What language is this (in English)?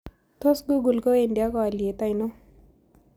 Kalenjin